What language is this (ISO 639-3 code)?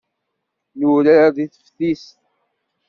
kab